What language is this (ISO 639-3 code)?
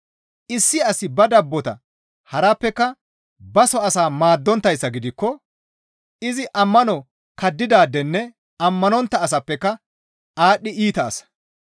gmv